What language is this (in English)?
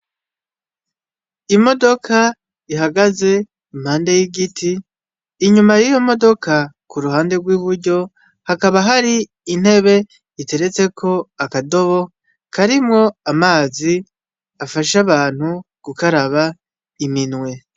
Rundi